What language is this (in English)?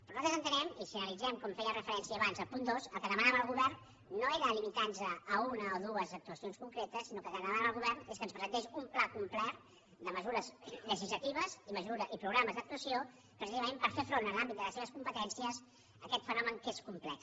Catalan